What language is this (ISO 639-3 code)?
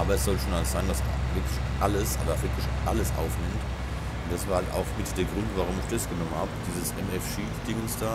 deu